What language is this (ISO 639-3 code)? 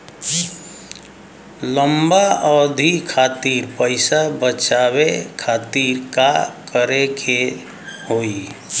bho